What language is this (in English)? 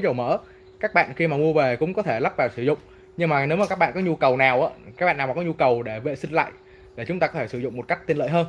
Vietnamese